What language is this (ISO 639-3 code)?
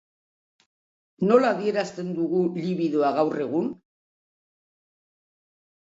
eus